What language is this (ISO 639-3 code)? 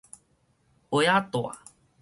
nan